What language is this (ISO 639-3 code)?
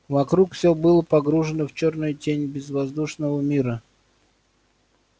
rus